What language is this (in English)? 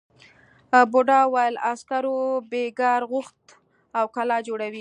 Pashto